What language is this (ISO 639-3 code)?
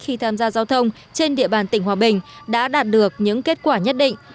vie